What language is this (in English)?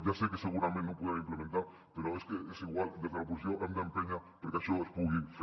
Catalan